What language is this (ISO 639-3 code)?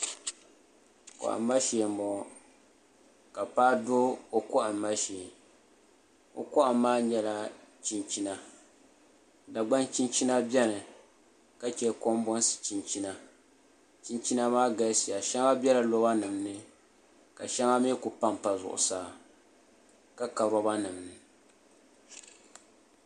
dag